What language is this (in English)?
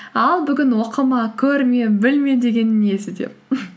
Kazakh